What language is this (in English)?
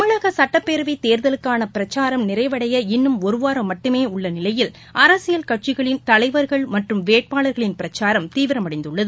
Tamil